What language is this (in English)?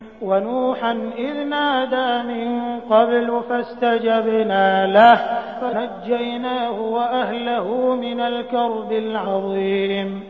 Arabic